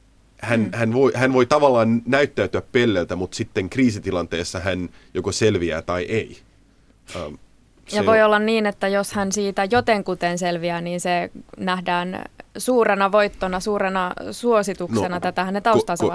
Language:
Finnish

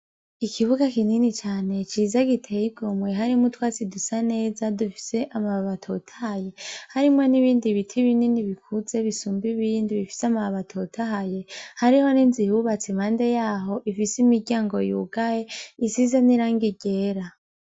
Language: Rundi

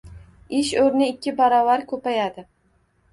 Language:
Uzbek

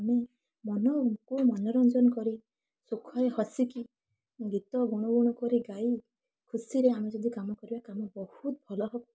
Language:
Odia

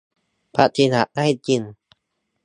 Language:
Thai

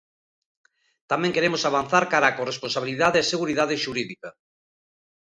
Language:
Galician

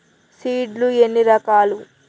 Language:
Telugu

